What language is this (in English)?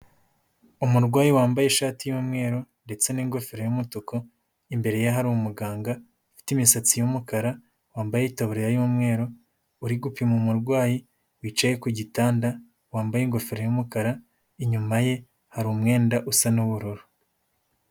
Kinyarwanda